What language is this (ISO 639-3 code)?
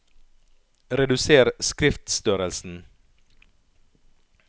nor